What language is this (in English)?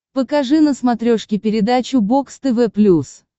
Russian